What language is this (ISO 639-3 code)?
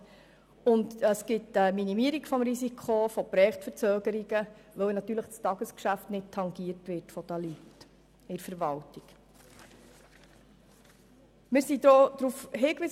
gsw